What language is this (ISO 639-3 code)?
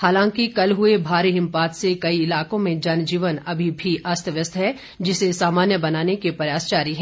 hin